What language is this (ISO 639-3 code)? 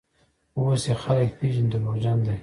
pus